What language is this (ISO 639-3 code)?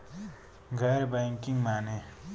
bho